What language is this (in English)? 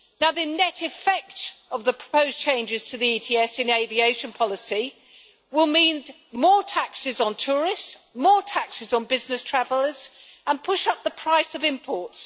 English